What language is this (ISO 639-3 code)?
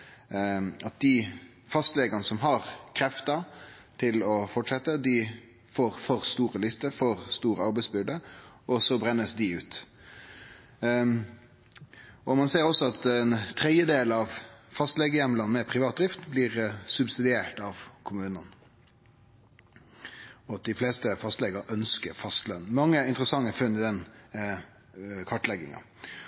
nno